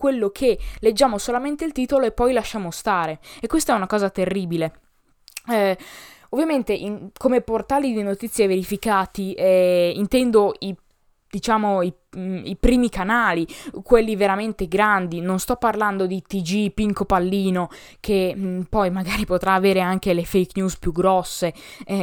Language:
Italian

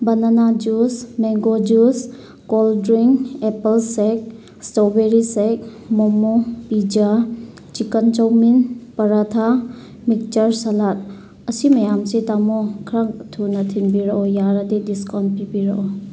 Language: Manipuri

